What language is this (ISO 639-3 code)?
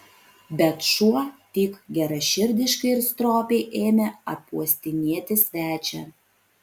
lit